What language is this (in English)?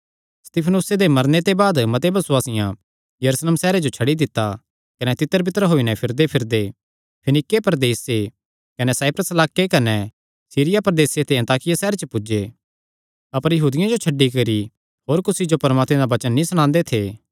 Kangri